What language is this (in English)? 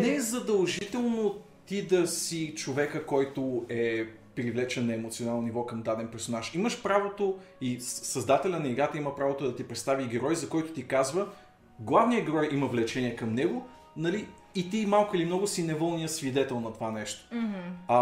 Bulgarian